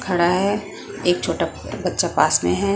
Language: Hindi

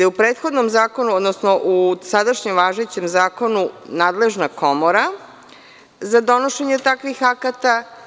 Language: Serbian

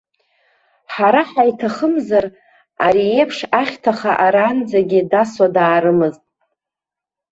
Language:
Abkhazian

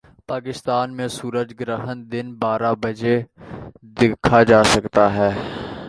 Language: Urdu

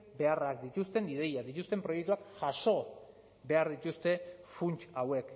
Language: Basque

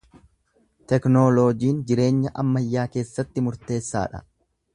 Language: Oromo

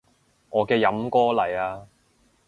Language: Cantonese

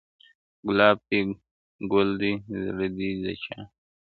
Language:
Pashto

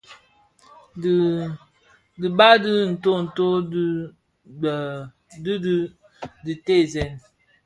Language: Bafia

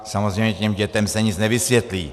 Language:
Czech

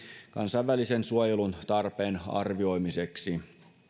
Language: Finnish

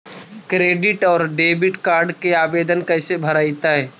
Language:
Magahi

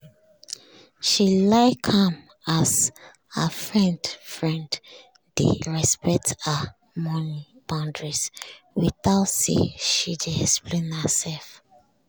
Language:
Nigerian Pidgin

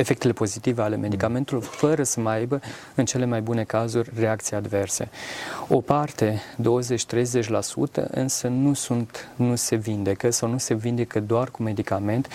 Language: Romanian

